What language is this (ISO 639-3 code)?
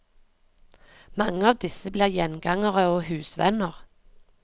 nor